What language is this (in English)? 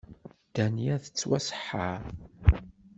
Kabyle